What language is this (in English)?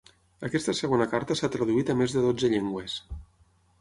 Catalan